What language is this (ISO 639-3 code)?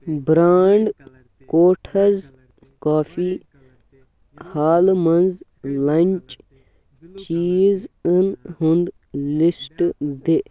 kas